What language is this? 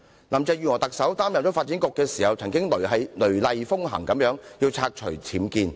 Cantonese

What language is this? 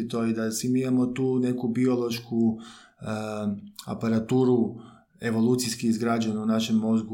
Croatian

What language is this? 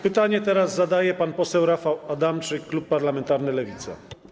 Polish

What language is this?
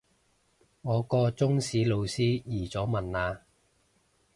Cantonese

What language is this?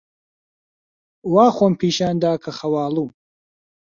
Central Kurdish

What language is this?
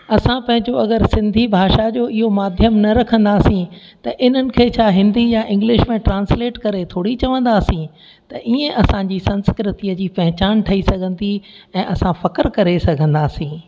Sindhi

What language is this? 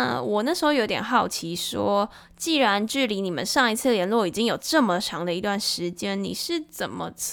Chinese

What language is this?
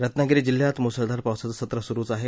Marathi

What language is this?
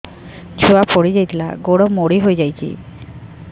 Odia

